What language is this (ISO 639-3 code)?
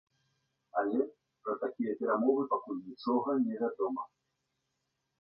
bel